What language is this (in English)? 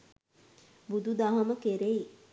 Sinhala